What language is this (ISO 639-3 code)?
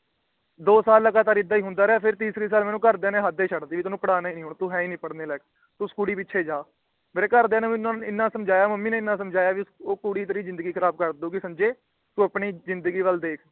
pan